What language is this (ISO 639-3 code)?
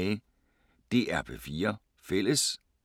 dan